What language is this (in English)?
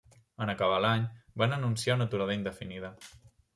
Catalan